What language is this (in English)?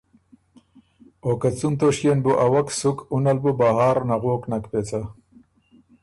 Ormuri